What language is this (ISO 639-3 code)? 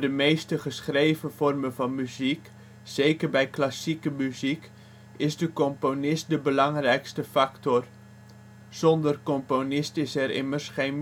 nld